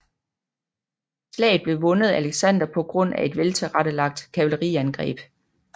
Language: Danish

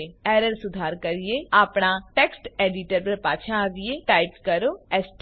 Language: Gujarati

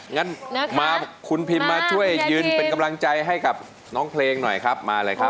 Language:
Thai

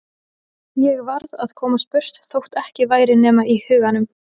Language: Icelandic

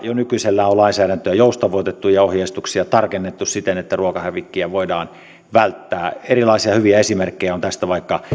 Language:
Finnish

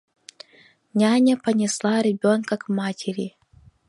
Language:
Russian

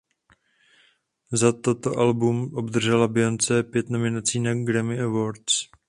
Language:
Czech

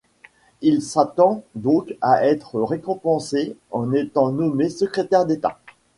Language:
French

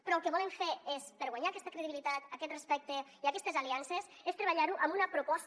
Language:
Catalan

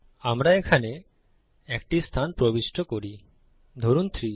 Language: Bangla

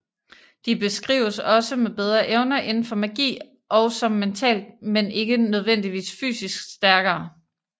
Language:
Danish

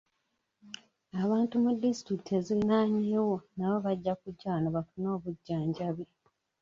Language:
Ganda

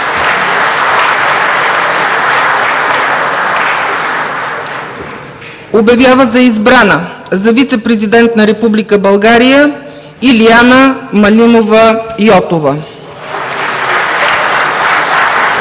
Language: Bulgarian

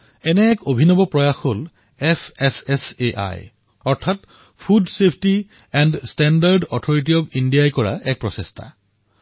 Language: Assamese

